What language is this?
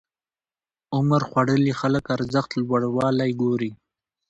Pashto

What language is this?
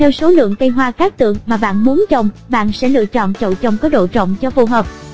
Vietnamese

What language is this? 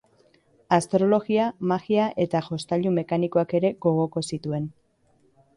Basque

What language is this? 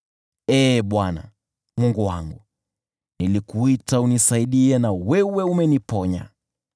Swahili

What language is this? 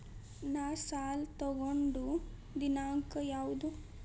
Kannada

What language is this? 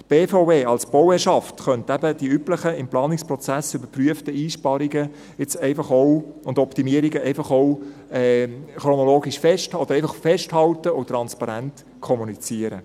Swiss German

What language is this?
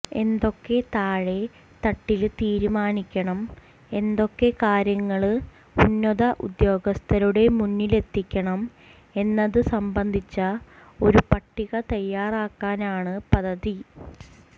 Malayalam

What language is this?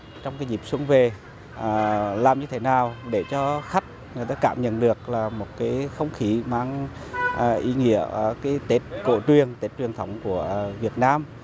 Vietnamese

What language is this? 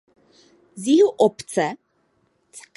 Czech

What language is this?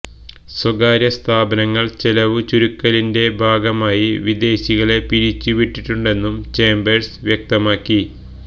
Malayalam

